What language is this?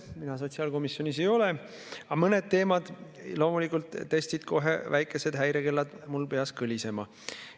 Estonian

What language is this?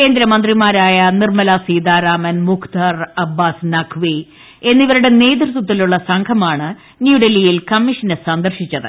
Malayalam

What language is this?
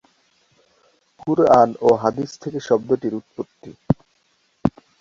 Bangla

